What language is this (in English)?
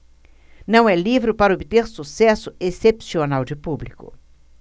Portuguese